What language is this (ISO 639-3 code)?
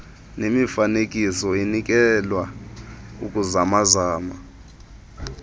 xho